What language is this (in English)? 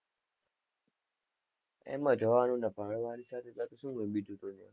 Gujarati